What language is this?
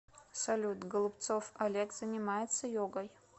Russian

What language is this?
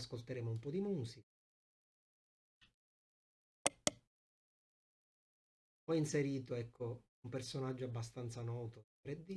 Italian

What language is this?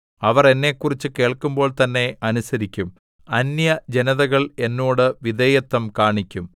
Malayalam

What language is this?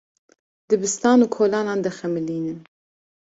Kurdish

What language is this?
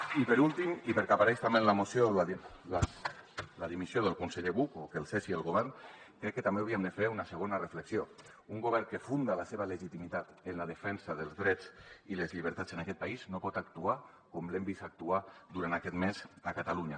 Catalan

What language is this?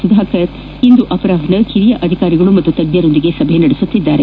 Kannada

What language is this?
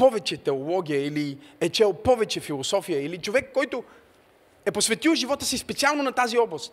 Bulgarian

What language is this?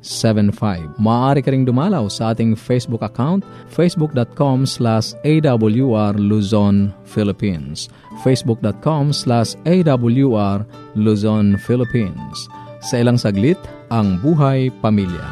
Filipino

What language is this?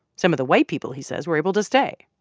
English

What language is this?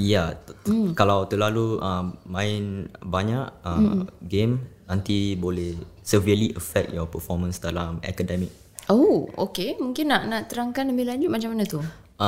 Malay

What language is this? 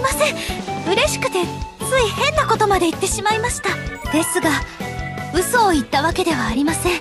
Japanese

